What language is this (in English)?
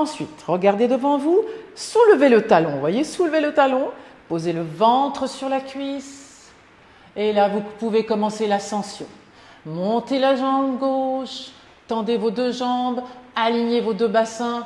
French